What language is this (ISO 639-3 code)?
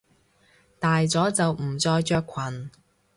yue